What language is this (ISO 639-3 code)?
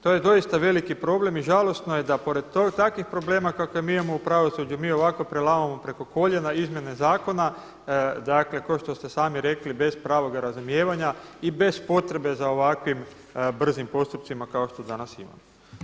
hrv